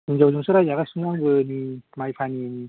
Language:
Bodo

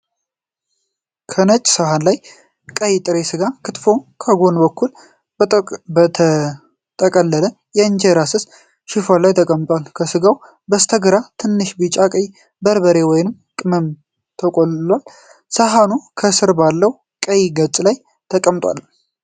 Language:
Amharic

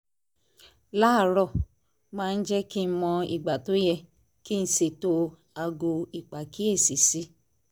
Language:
Yoruba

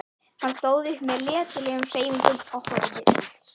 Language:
Icelandic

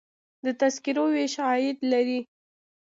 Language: Pashto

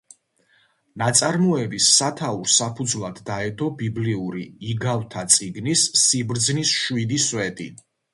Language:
Georgian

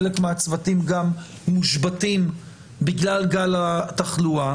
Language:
Hebrew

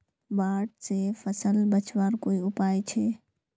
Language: Magahi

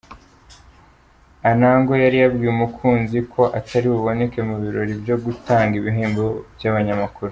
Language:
Kinyarwanda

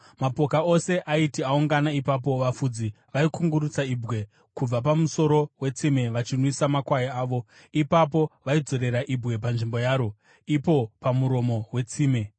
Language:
Shona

